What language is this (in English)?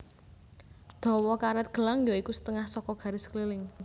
Javanese